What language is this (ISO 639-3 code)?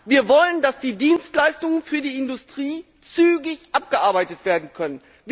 deu